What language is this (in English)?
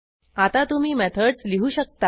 Marathi